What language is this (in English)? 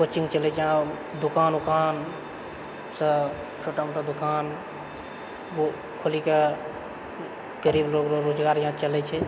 Maithili